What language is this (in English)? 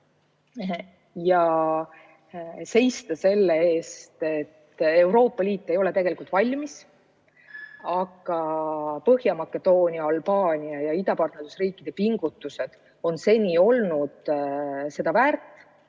Estonian